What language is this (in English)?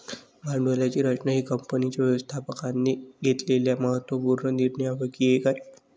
Marathi